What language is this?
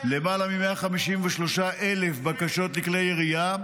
Hebrew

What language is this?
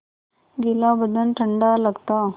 Hindi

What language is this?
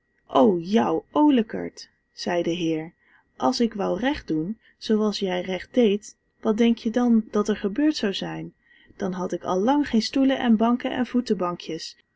Dutch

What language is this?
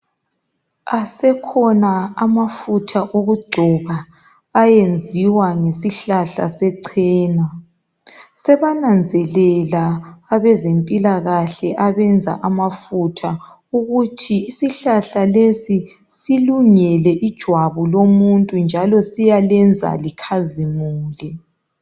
North Ndebele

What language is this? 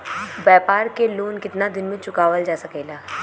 Bhojpuri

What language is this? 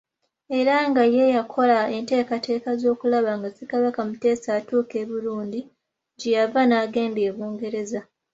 Ganda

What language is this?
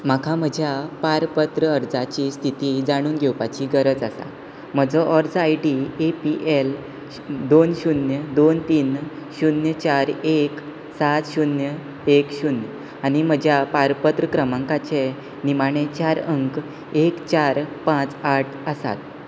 Konkani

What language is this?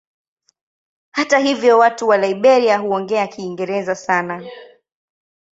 Swahili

